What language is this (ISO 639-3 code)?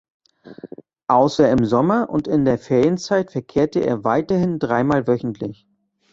deu